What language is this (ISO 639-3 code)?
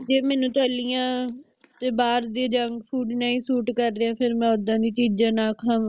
pan